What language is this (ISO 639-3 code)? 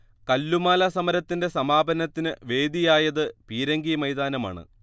mal